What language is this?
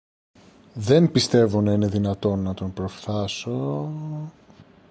Greek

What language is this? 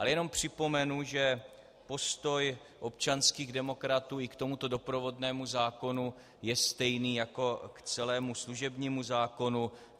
Czech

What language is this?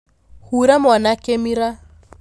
Kikuyu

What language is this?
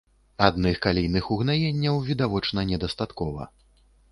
Belarusian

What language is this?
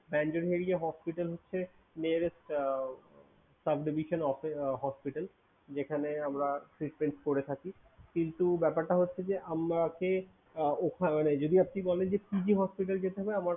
Bangla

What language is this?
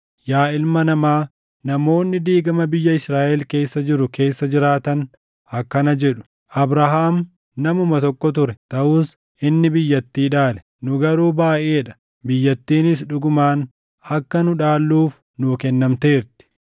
Oromo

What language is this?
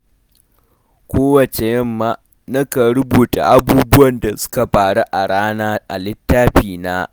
Hausa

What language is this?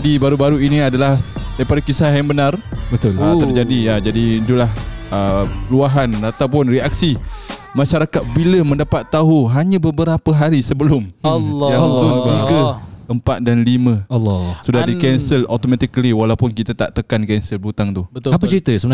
Malay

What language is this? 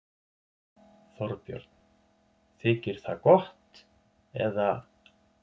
Icelandic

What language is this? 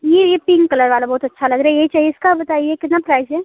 Hindi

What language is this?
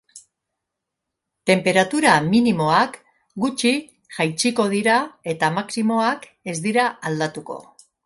Basque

